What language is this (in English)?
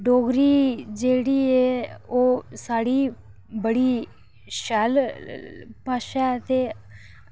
Dogri